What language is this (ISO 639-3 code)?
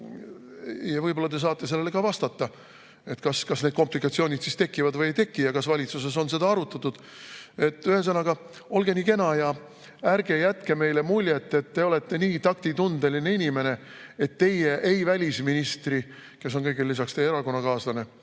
est